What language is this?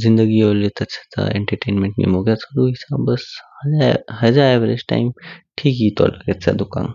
Kinnauri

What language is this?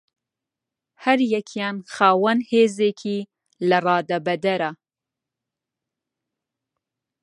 Central Kurdish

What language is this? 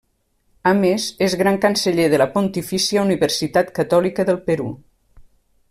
Catalan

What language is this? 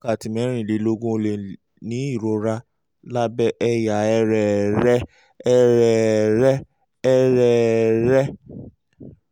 Yoruba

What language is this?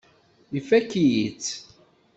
Kabyle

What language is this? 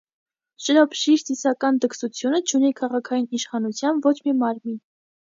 Armenian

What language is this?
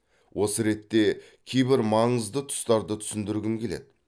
Kazakh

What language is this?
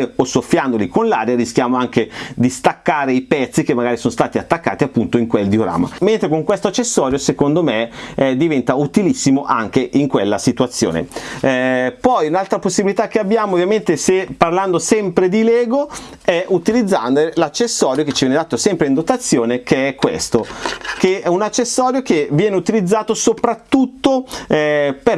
Italian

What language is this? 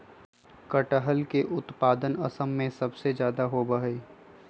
Magahi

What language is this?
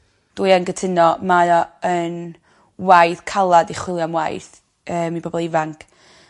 Welsh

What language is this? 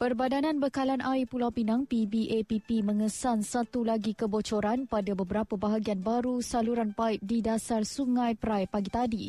Malay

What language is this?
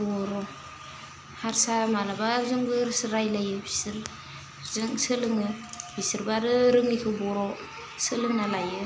Bodo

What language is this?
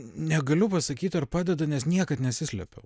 Lithuanian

